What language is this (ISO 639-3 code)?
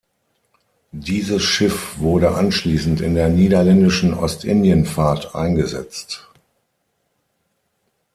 deu